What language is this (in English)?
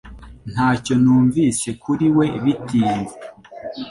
Kinyarwanda